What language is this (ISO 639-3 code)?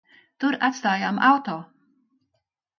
lav